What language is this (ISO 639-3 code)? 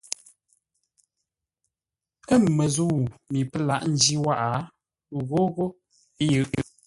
nla